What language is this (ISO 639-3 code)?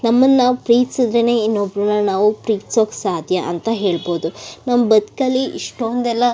kan